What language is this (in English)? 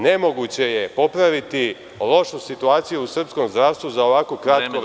Serbian